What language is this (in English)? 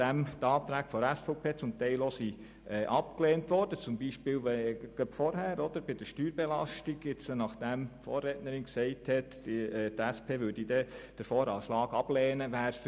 Swiss German